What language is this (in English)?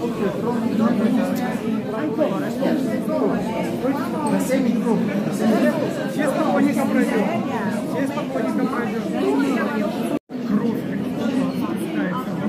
Vietnamese